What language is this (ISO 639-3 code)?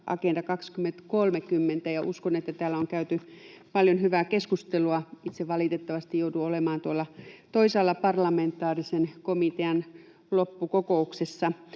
fin